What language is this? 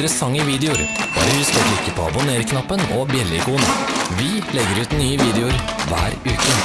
Norwegian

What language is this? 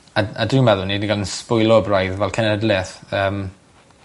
Welsh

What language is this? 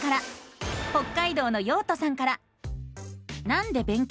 Japanese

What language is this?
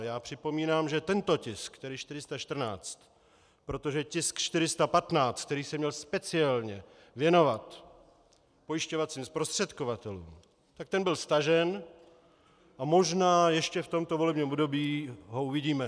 Czech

